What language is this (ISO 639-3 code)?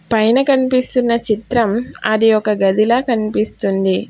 tel